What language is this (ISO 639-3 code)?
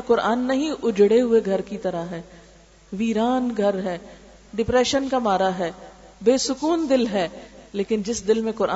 urd